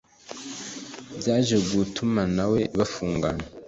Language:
Kinyarwanda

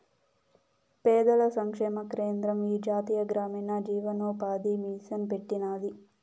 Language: Telugu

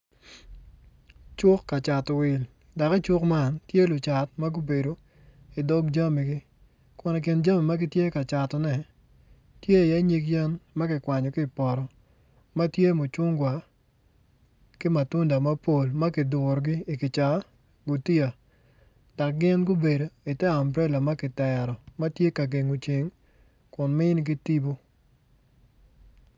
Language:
Acoli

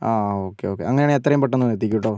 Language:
Malayalam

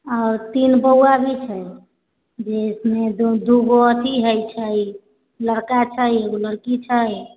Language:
Maithili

